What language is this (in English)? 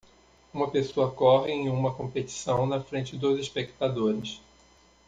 Portuguese